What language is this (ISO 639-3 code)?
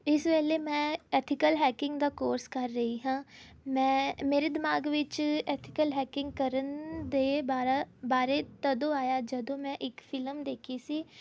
pan